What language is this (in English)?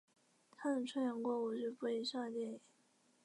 Chinese